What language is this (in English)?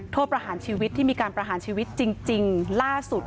Thai